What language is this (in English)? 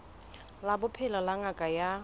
Southern Sotho